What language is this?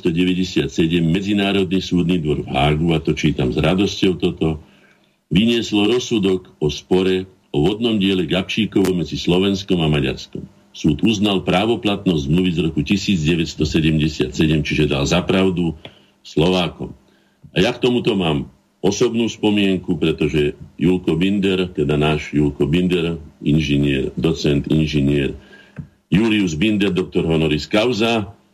Slovak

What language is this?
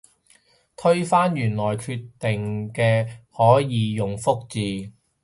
Cantonese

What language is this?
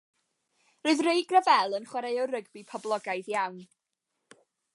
Welsh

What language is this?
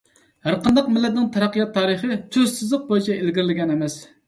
Uyghur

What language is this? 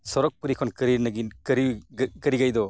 Santali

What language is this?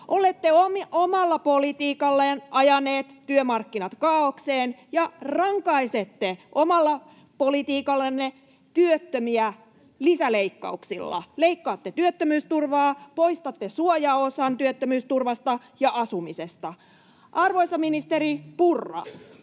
Finnish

